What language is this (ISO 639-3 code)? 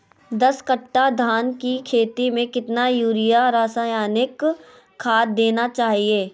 mag